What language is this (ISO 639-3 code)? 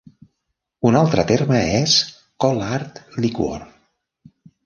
cat